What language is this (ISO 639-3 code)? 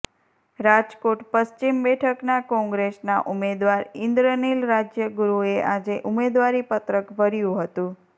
guj